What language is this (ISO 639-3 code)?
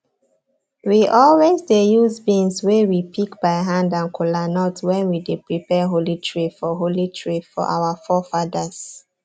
pcm